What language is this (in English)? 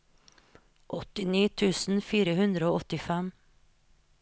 Norwegian